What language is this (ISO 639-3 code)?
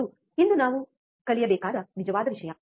kan